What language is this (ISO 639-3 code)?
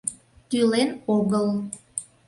chm